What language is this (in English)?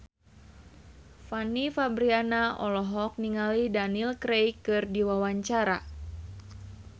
Sundanese